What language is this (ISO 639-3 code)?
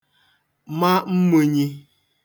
ibo